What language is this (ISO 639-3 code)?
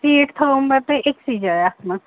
kas